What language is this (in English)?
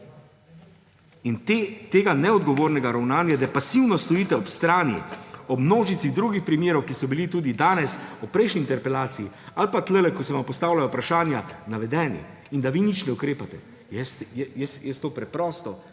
Slovenian